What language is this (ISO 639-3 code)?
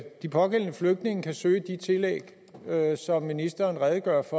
dan